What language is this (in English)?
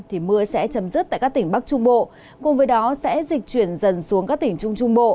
Vietnamese